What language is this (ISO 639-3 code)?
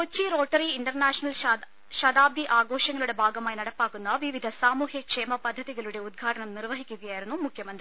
mal